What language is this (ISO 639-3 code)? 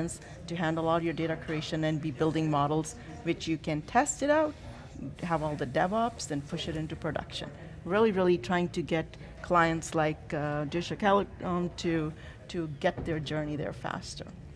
eng